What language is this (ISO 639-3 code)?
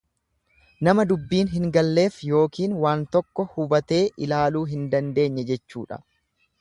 orm